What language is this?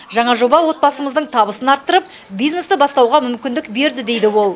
Kazakh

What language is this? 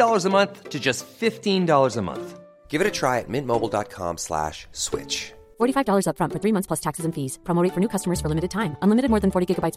Persian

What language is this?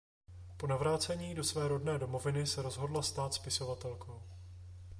Czech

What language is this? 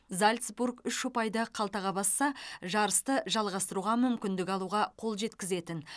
Kazakh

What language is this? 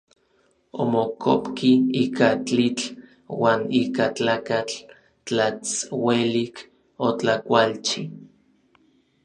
Orizaba Nahuatl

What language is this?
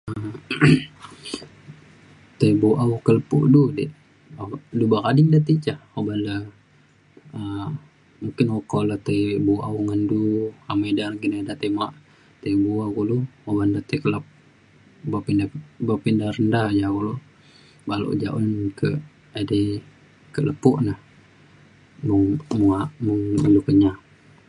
Mainstream Kenyah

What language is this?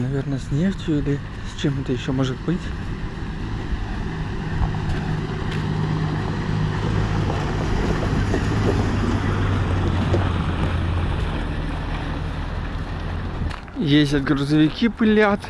Russian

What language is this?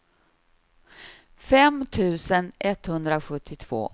Swedish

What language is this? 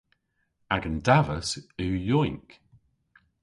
Cornish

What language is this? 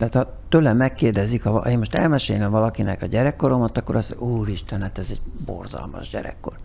Hungarian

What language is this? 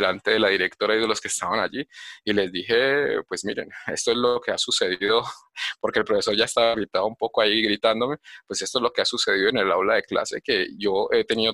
Spanish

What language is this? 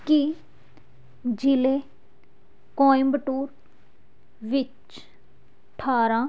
Punjabi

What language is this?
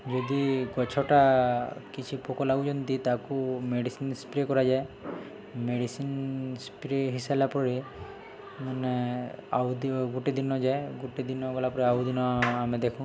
Odia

